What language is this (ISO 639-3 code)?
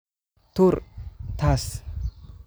som